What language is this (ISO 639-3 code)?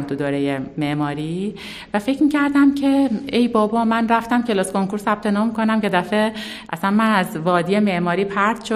fas